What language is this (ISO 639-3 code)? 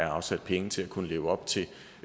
dan